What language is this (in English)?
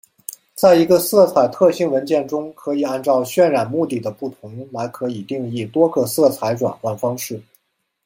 Chinese